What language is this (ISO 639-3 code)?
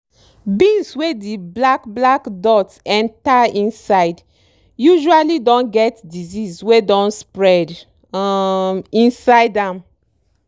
pcm